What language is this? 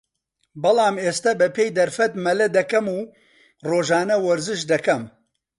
Central Kurdish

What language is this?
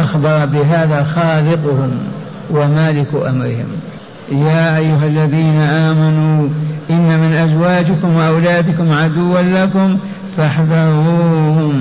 Arabic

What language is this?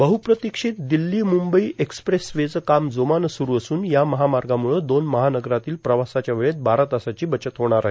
Marathi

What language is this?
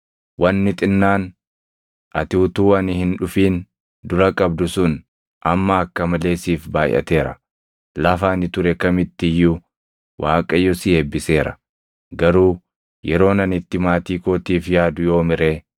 Oromo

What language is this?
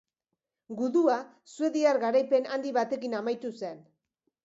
Basque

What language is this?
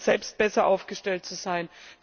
German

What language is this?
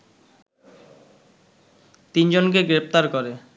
Bangla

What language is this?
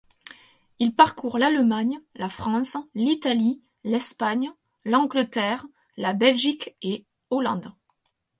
French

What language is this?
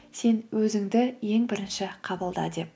Kazakh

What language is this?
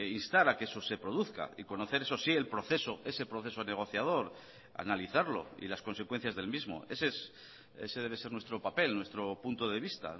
Spanish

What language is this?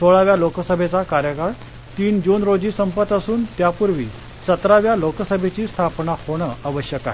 Marathi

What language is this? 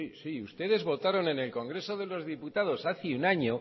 Spanish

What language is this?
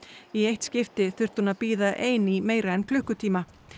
Icelandic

